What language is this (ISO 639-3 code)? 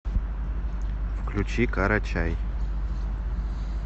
rus